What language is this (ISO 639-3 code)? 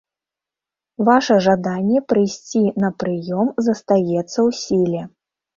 bel